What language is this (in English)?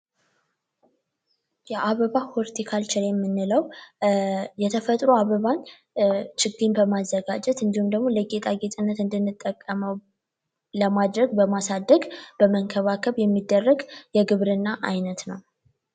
Amharic